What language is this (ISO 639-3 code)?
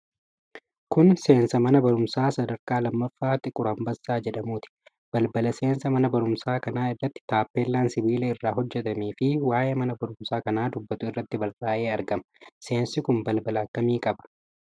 orm